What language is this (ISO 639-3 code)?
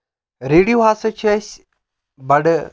kas